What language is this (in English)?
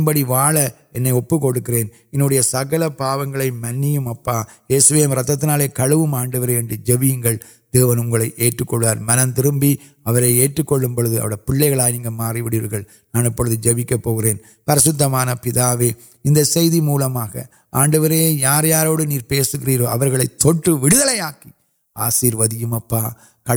Urdu